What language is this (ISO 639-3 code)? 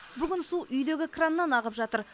kaz